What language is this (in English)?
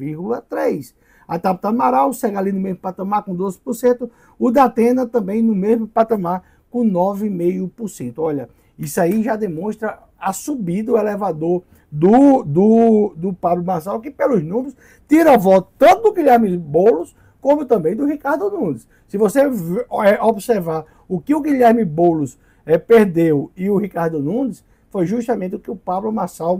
Portuguese